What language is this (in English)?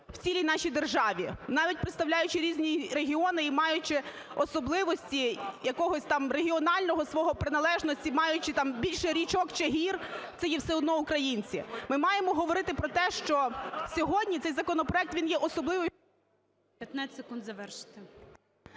Ukrainian